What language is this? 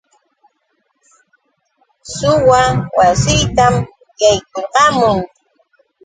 Yauyos Quechua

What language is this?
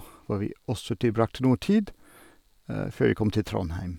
Norwegian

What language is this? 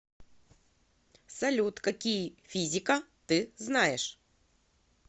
Russian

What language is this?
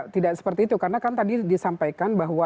Indonesian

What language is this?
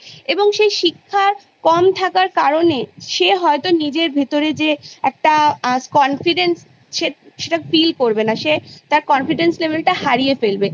Bangla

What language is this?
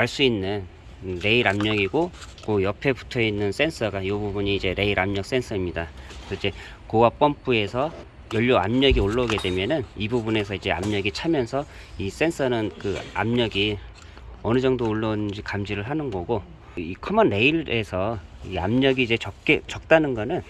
Korean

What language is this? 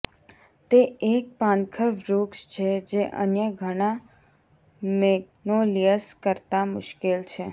Gujarati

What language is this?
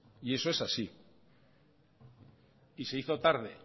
Spanish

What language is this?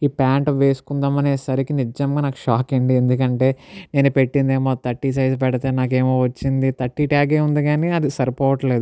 Telugu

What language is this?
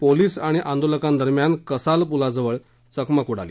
Marathi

